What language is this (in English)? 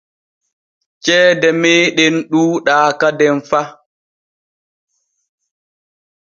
Borgu Fulfulde